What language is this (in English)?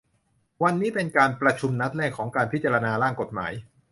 Thai